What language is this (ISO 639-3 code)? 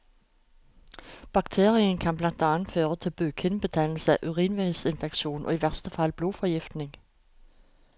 nor